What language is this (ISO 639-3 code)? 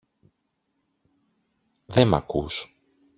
ell